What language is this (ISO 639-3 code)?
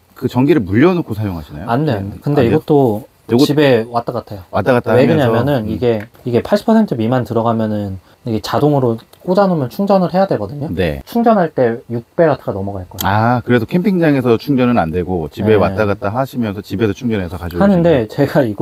kor